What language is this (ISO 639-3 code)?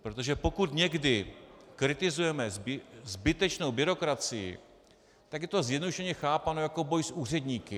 ces